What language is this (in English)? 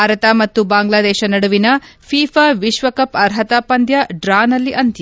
Kannada